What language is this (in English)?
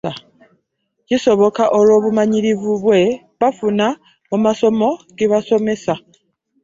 Ganda